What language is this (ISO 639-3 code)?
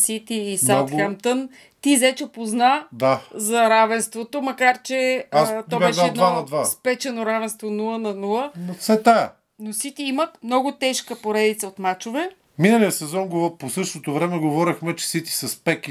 bul